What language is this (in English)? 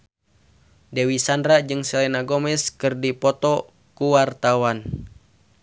Sundanese